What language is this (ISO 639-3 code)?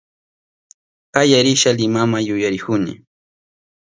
qup